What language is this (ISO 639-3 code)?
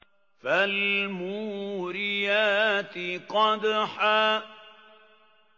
ara